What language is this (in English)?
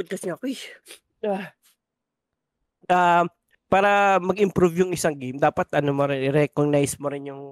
Filipino